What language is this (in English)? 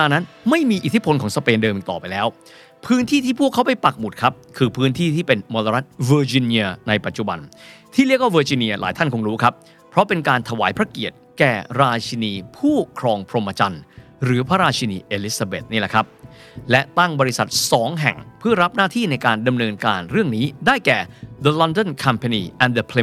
Thai